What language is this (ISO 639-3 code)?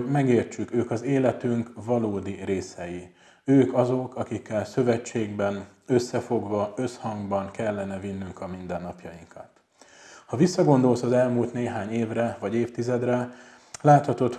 hun